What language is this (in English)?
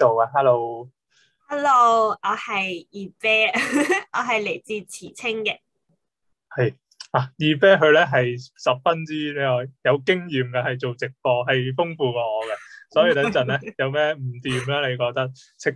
Chinese